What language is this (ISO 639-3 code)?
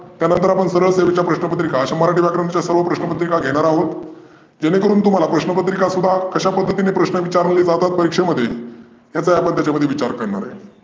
mar